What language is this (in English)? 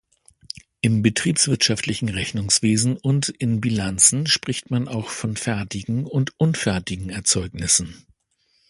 German